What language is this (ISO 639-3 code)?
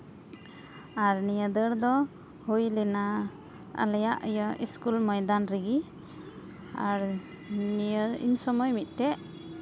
sat